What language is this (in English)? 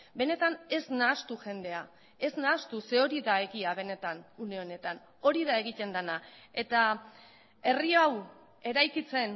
Basque